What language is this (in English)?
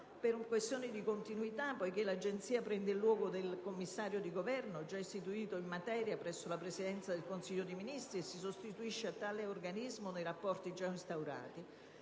Italian